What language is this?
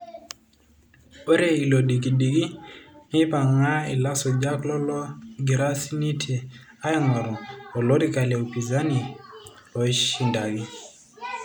Masai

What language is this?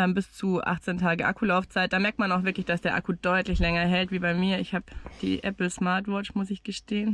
German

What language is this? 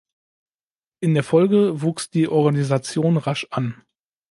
German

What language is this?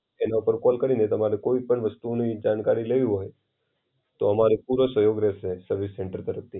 Gujarati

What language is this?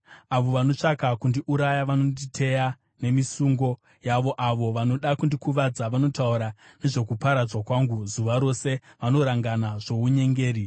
Shona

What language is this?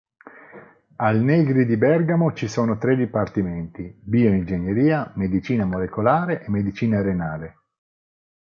Italian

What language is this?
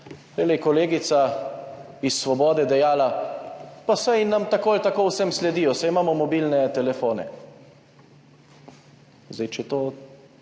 Slovenian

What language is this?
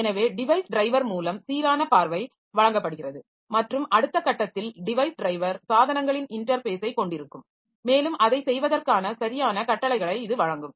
Tamil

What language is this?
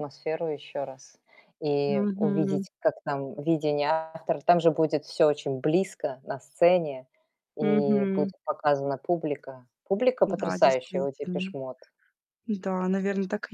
Russian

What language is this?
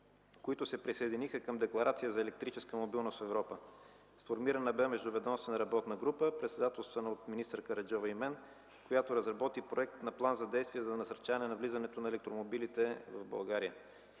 Bulgarian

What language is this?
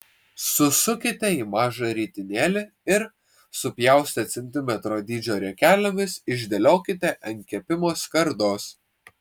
Lithuanian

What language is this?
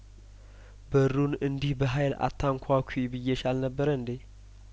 Amharic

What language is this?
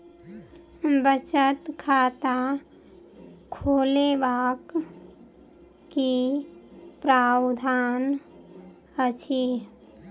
Maithili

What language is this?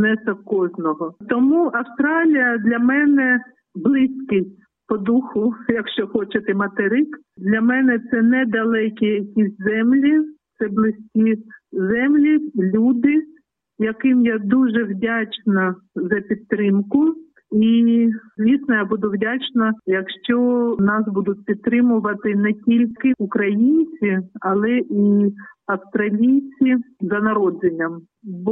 Ukrainian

